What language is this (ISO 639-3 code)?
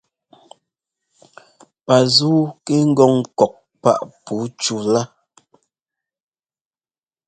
jgo